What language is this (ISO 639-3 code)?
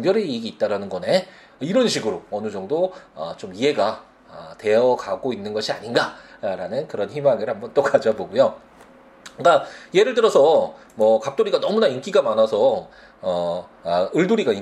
kor